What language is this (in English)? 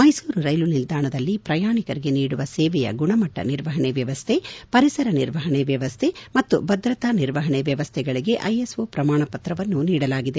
Kannada